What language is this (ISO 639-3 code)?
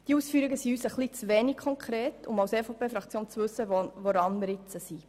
gsw